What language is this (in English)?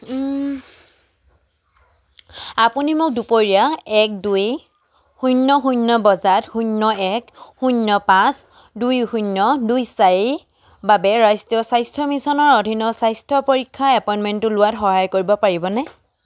Assamese